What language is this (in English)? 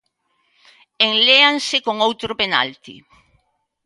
Galician